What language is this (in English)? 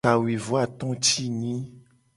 Gen